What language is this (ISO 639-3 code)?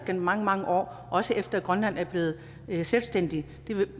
dan